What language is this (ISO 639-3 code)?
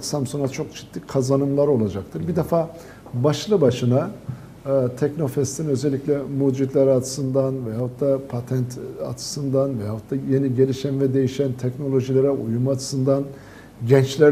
tur